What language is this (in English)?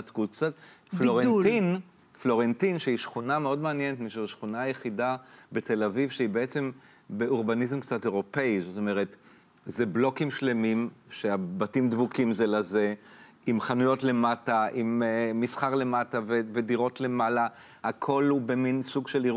Hebrew